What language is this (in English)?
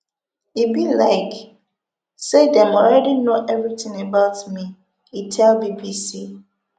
Nigerian Pidgin